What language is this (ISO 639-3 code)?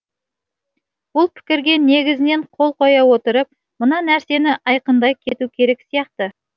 kaz